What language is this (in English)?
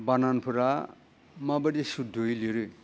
Bodo